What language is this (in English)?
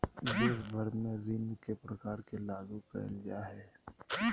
Magahi